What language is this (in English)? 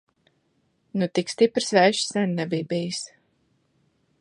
Latvian